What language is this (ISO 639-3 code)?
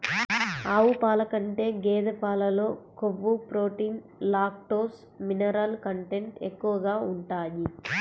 tel